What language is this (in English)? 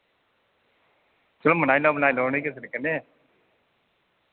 Dogri